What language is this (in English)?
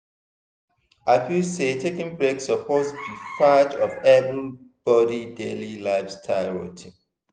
Nigerian Pidgin